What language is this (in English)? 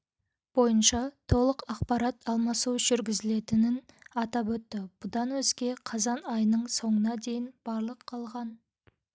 Kazakh